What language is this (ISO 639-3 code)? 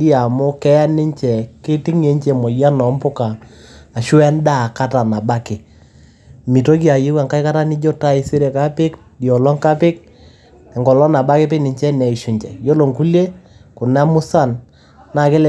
mas